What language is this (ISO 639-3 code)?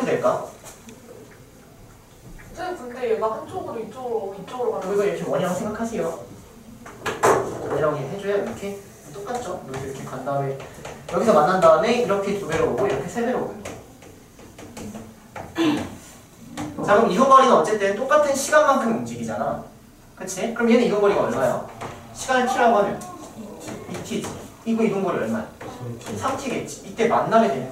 kor